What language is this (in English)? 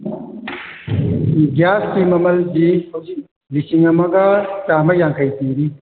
Manipuri